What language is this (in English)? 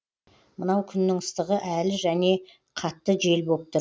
Kazakh